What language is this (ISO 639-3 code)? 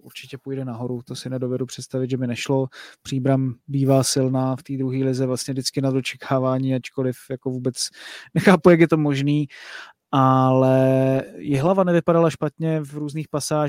ces